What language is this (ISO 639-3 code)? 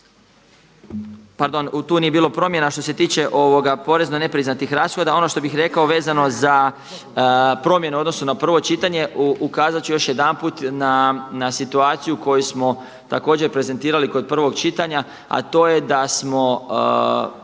hrv